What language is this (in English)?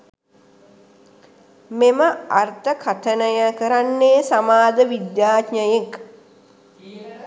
Sinhala